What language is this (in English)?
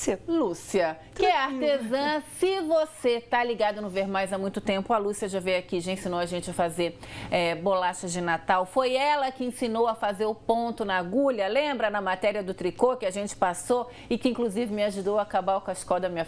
Portuguese